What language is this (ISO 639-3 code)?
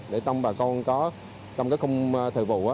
vie